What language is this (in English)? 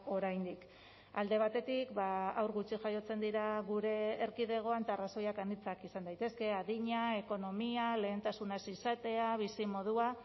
Basque